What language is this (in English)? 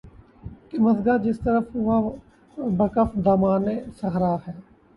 Urdu